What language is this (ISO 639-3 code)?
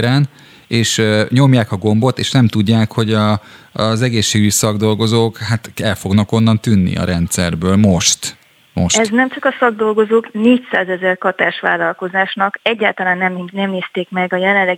hun